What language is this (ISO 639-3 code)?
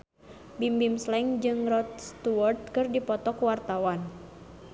sun